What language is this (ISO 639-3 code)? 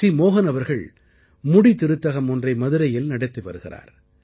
tam